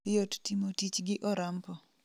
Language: Luo (Kenya and Tanzania)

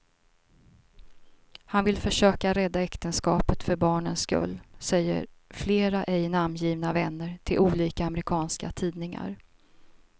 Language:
Swedish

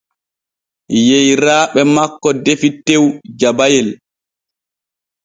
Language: Borgu Fulfulde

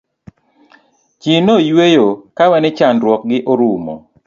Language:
Luo (Kenya and Tanzania)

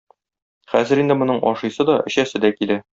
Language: Tatar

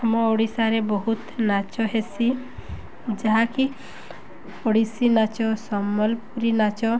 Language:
Odia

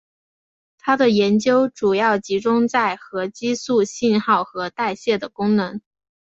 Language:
Chinese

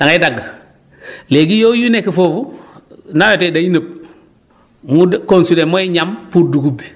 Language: Wolof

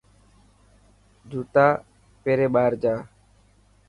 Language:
Dhatki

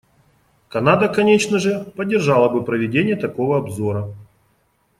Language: Russian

